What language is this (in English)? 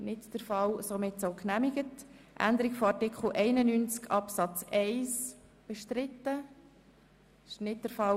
Swiss German